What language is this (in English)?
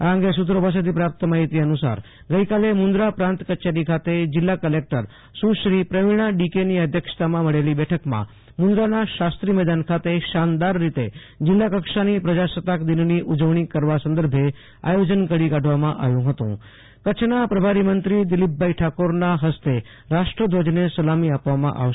Gujarati